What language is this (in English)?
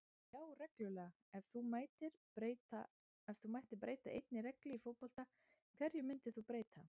Icelandic